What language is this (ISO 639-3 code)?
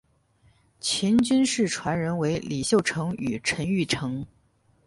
zho